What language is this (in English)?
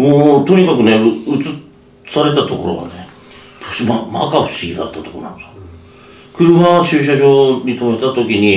Japanese